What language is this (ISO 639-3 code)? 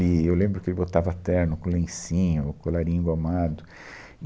por